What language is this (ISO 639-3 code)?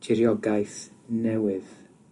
cym